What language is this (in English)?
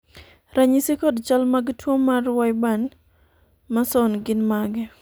Luo (Kenya and Tanzania)